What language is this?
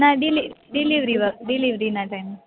Gujarati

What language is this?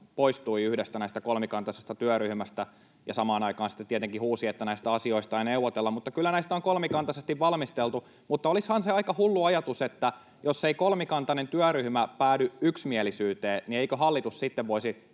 Finnish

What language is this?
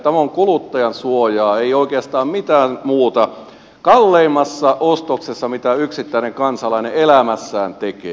Finnish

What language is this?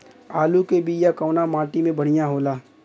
Bhojpuri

